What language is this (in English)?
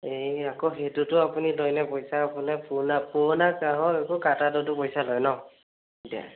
Assamese